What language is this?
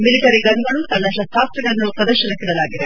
Kannada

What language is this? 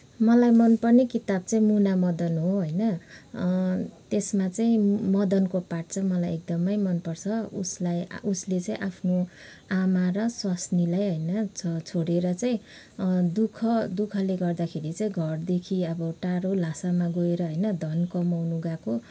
Nepali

